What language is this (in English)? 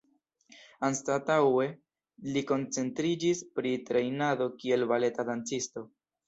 Esperanto